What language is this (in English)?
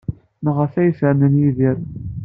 Kabyle